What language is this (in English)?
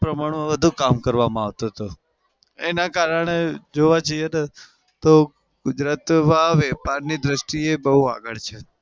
Gujarati